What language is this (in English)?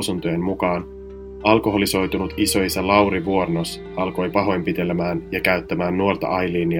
Finnish